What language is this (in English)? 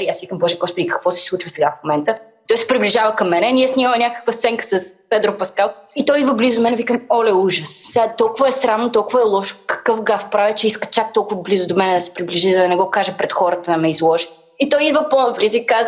Bulgarian